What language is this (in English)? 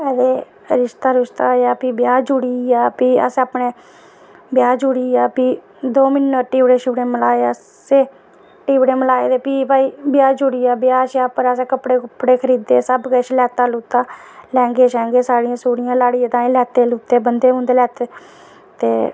Dogri